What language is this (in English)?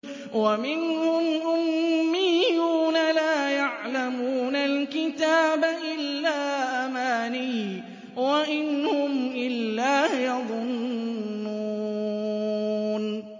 Arabic